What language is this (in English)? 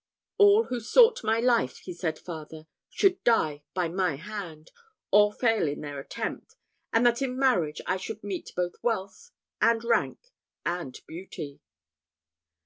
English